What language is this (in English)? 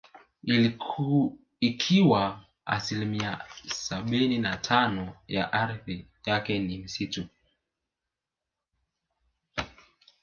Swahili